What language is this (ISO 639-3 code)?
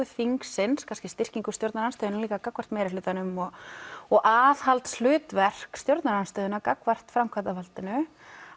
isl